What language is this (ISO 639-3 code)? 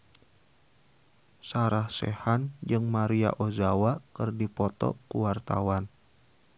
sun